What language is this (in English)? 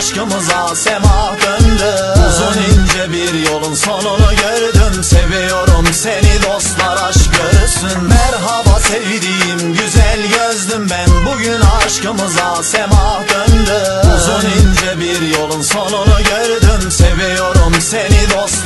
Turkish